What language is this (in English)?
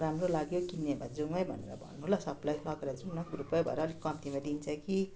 Nepali